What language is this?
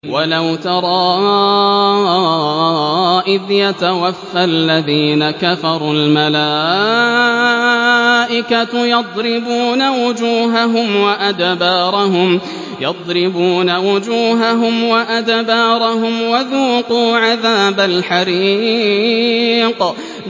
Arabic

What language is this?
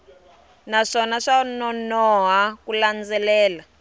Tsonga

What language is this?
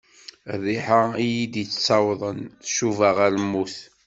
Kabyle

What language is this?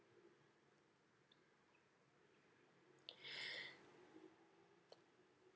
English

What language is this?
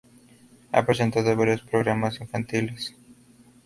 Spanish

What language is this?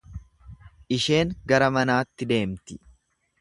Oromo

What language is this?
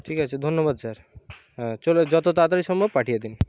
Bangla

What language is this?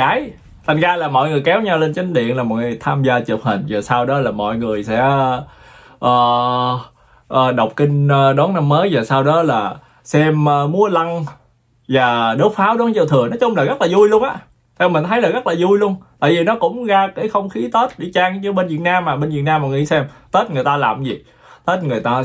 Vietnamese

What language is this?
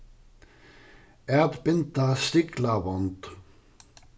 Faroese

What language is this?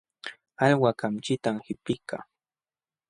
Jauja Wanca Quechua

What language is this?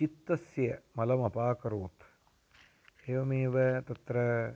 Sanskrit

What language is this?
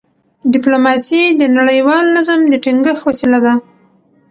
Pashto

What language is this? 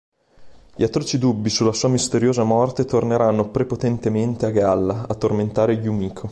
Italian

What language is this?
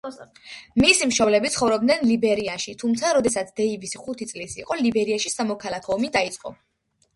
Georgian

